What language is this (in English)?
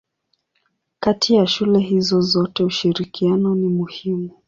Swahili